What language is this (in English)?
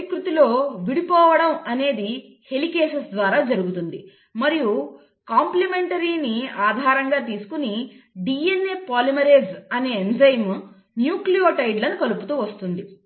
Telugu